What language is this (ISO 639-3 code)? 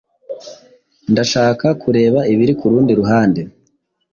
kin